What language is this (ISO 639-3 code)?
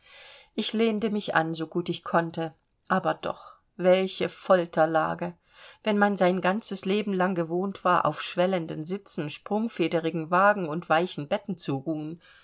deu